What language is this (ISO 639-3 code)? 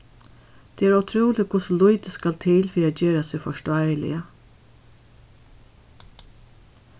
fao